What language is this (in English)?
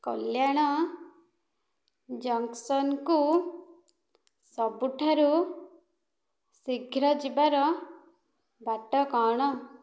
Odia